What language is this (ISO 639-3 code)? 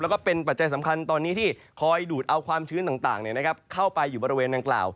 tha